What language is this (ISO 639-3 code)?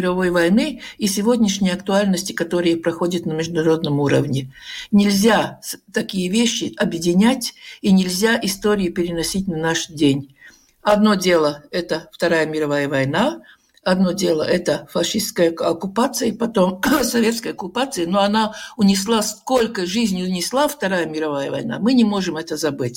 rus